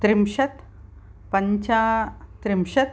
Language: Sanskrit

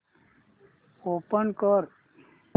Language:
Marathi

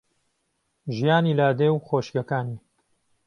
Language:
Central Kurdish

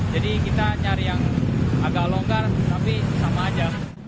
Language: Indonesian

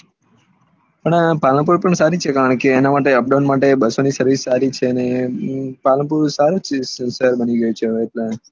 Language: Gujarati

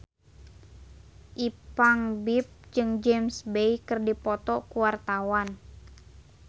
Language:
Sundanese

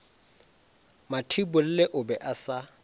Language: Northern Sotho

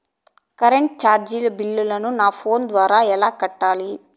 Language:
Telugu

